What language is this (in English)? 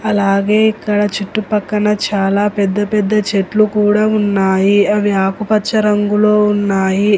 Telugu